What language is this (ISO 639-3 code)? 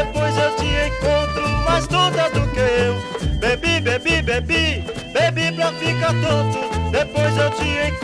ron